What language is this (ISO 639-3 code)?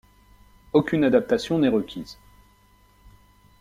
fra